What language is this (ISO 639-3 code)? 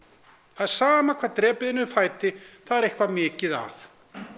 isl